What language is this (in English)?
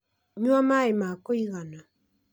Kikuyu